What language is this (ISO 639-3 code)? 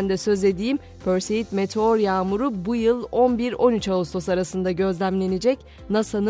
tur